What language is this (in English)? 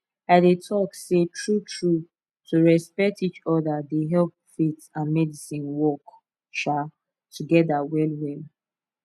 Nigerian Pidgin